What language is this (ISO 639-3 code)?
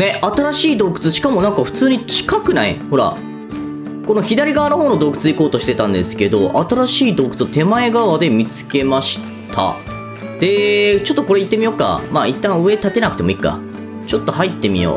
jpn